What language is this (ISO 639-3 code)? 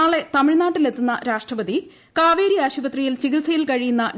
mal